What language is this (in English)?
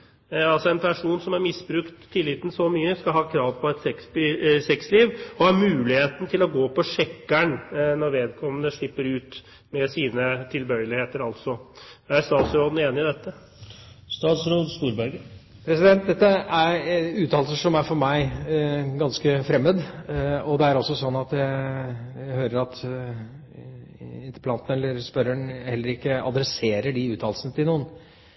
Norwegian Bokmål